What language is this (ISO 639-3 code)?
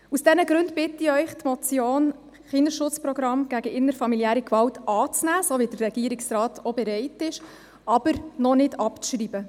gsw